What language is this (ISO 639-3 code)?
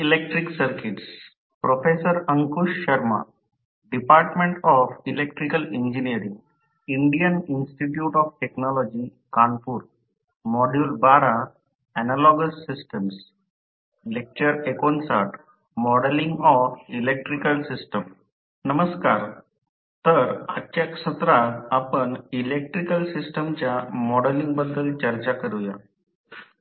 mar